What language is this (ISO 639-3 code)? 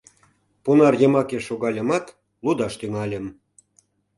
chm